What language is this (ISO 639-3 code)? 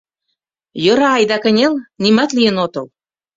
chm